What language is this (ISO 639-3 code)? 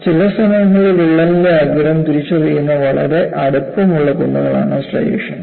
mal